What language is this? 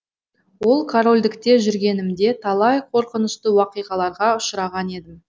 Kazakh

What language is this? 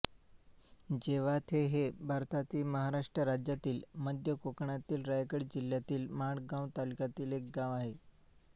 Marathi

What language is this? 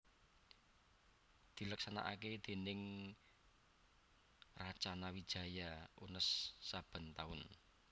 Javanese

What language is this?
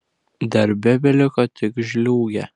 Lithuanian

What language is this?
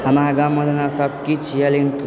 Maithili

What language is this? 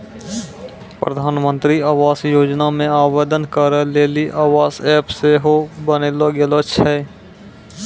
Maithili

